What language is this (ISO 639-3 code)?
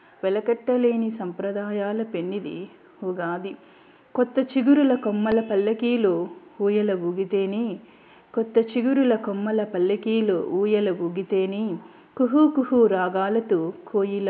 tel